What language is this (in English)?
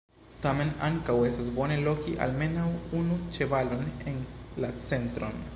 Esperanto